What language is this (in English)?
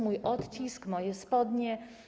Polish